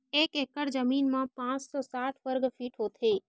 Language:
Chhattisgarhi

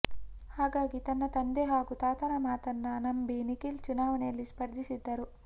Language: Kannada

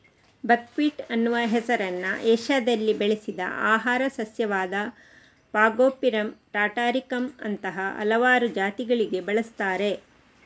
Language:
Kannada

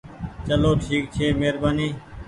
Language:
Goaria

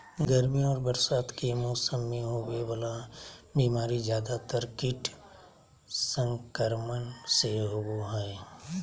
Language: Magahi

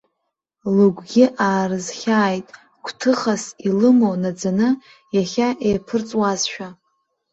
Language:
Abkhazian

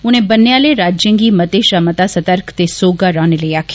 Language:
Dogri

